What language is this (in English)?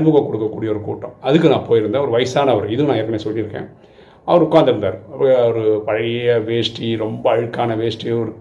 Tamil